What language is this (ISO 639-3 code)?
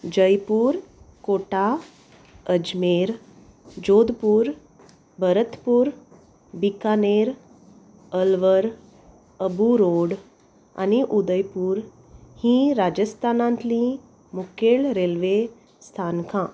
kok